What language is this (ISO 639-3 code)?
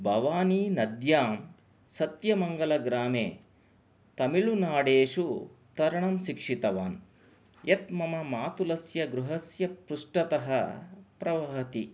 san